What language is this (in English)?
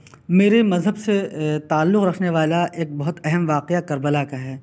Urdu